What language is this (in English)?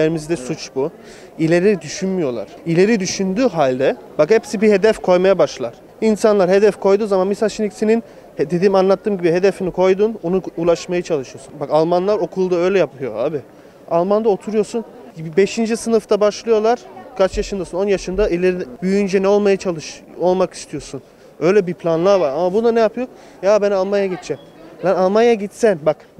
Turkish